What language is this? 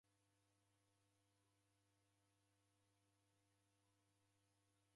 Taita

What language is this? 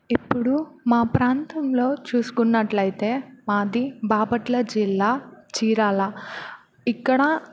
Telugu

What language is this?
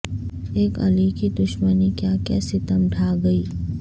Urdu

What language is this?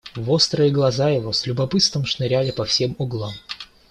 Russian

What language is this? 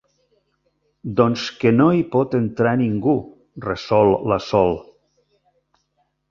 Catalan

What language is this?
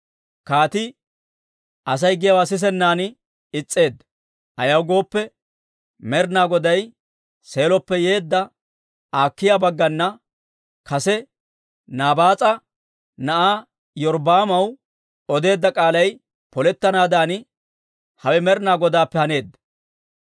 Dawro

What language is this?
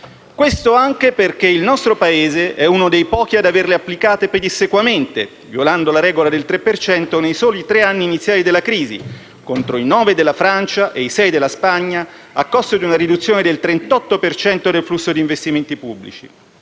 Italian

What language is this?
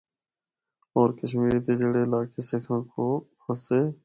Northern Hindko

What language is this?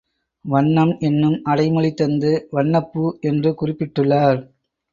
Tamil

